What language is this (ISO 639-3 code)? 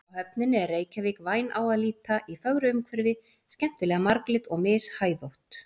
isl